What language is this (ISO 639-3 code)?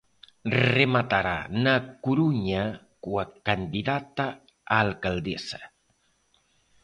glg